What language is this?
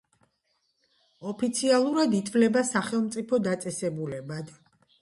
Georgian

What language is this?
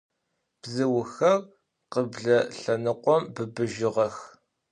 Adyghe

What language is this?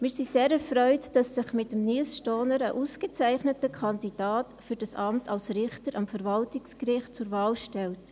Swiss German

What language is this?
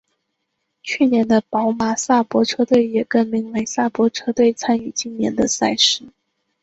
Chinese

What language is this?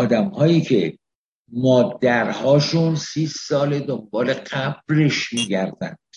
Persian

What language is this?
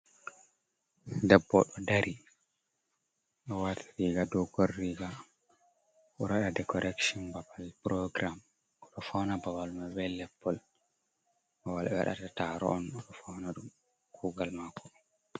Fula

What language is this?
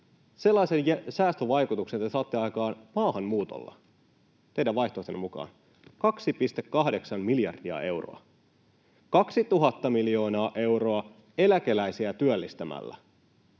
Finnish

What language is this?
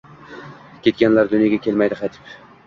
Uzbek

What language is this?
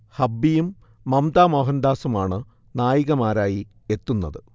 Malayalam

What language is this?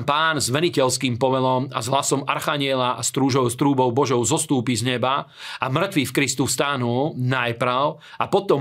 Slovak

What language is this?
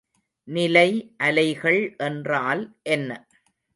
Tamil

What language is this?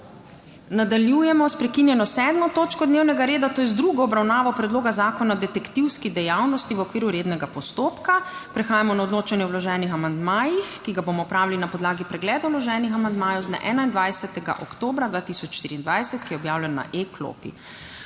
Slovenian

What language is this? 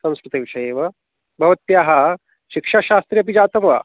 Sanskrit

